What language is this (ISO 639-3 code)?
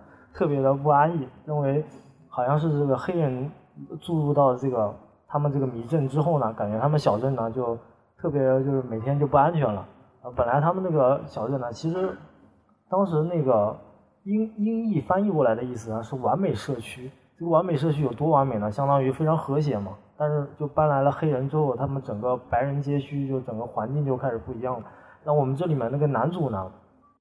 zho